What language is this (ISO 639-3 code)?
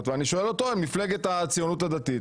heb